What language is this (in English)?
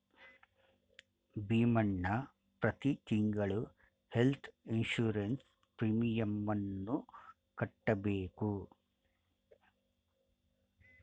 Kannada